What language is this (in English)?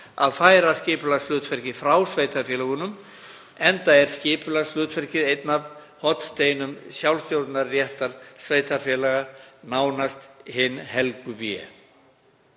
Icelandic